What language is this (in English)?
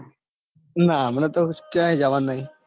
Gujarati